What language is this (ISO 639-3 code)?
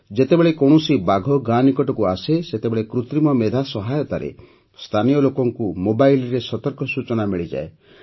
ori